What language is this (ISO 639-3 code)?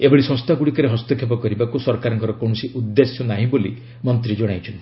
ori